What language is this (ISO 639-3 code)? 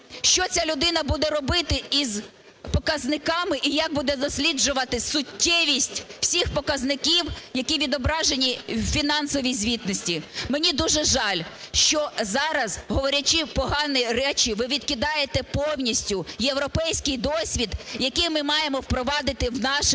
ukr